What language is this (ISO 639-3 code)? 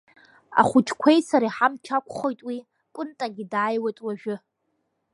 abk